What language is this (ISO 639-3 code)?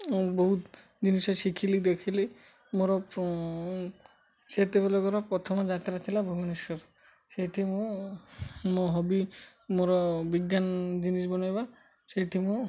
ori